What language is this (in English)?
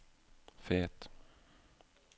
Norwegian